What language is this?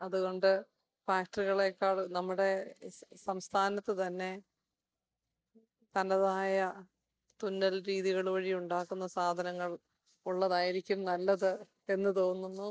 Malayalam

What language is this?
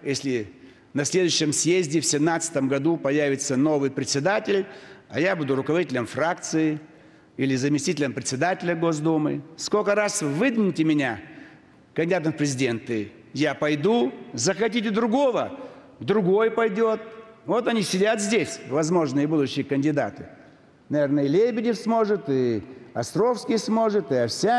Russian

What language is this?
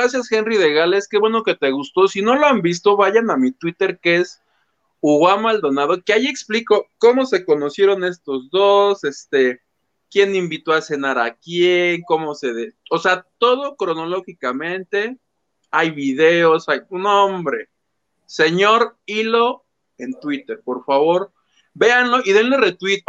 Spanish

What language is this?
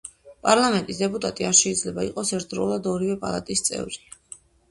Georgian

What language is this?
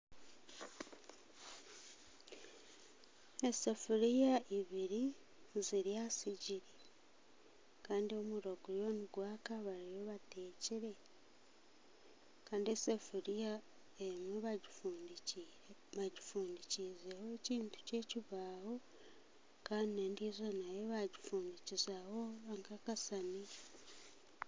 Nyankole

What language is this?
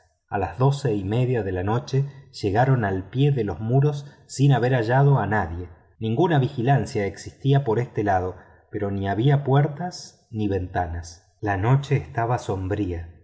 Spanish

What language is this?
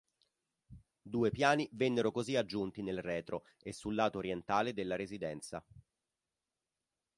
Italian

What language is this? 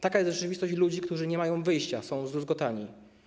Polish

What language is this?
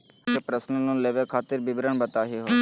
Magahi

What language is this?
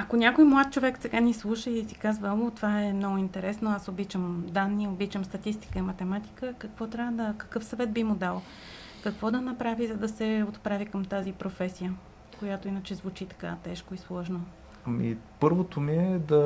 Bulgarian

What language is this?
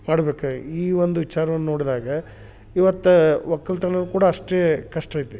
Kannada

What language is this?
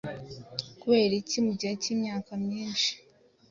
Kinyarwanda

